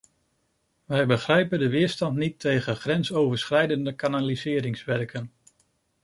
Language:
Dutch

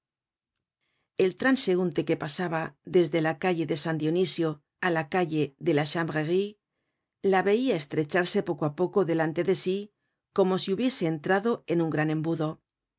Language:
Spanish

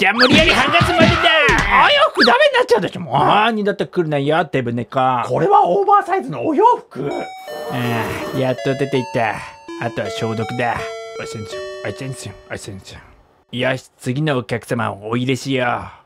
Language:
Japanese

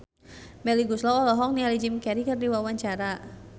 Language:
Sundanese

